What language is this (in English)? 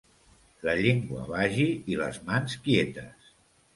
Catalan